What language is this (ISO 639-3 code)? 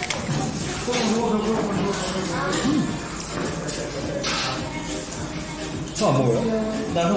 kor